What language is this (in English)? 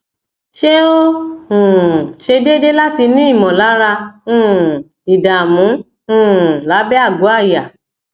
Yoruba